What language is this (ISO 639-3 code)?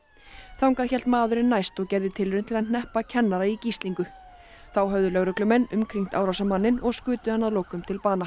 isl